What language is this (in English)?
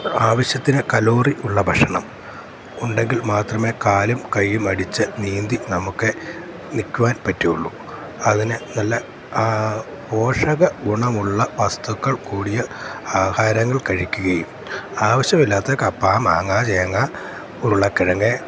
Malayalam